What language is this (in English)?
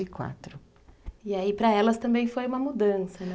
Portuguese